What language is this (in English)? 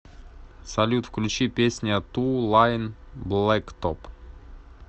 Russian